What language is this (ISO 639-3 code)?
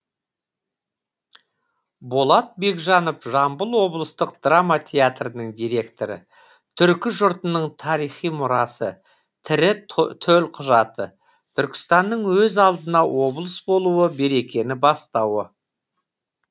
kaz